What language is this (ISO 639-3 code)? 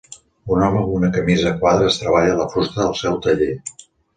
cat